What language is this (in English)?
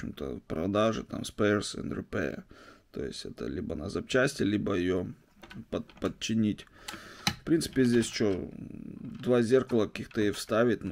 Russian